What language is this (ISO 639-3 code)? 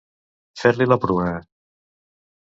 cat